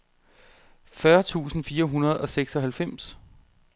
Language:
Danish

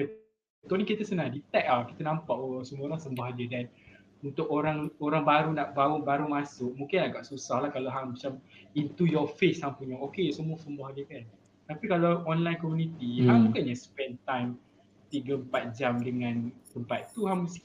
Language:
Malay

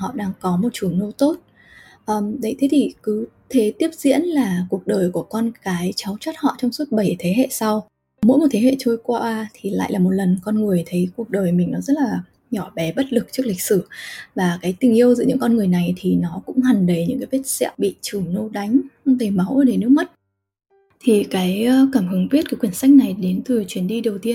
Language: Vietnamese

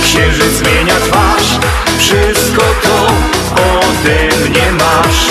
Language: Polish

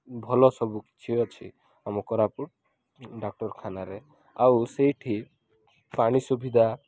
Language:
Odia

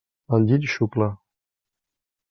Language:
Catalan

